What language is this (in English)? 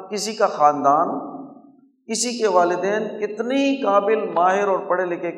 Urdu